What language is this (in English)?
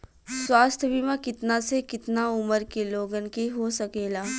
Bhojpuri